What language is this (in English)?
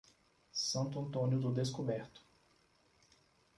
Portuguese